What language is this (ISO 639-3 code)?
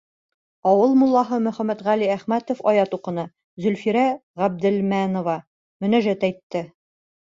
bak